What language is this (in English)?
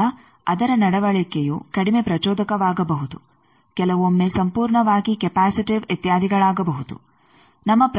Kannada